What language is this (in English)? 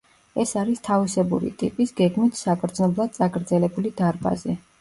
Georgian